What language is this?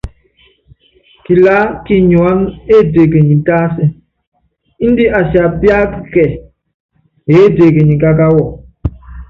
Yangben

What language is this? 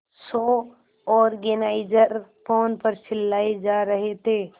Hindi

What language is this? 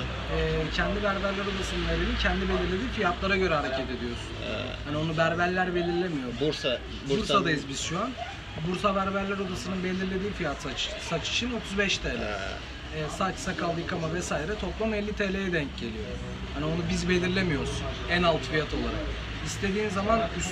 Turkish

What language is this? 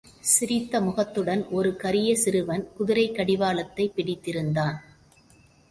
Tamil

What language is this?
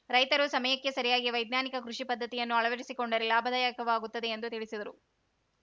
Kannada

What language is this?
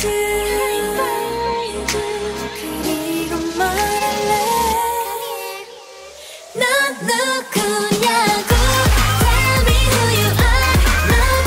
Vietnamese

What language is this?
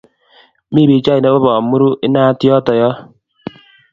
Kalenjin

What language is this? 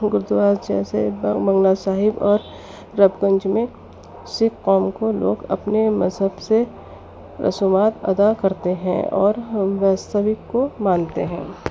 Urdu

